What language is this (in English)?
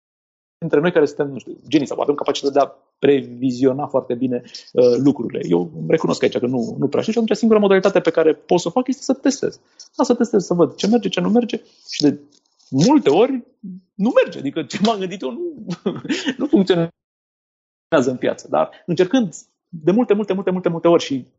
Romanian